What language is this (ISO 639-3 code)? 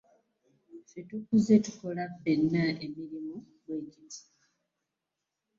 lug